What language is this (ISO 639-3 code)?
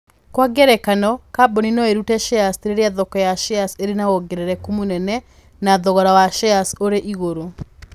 kik